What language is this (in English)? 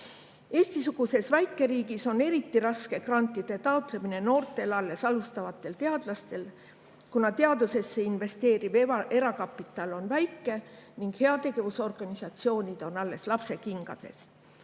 Estonian